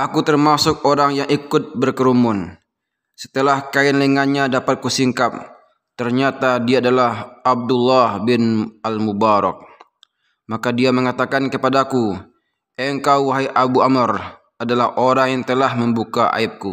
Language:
Indonesian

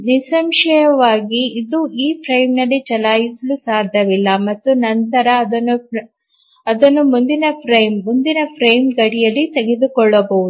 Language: Kannada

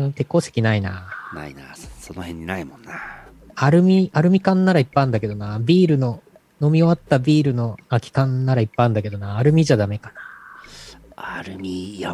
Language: Japanese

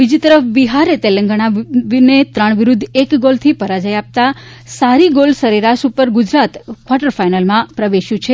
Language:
Gujarati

